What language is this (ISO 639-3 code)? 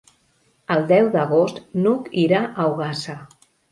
cat